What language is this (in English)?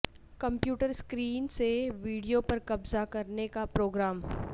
Urdu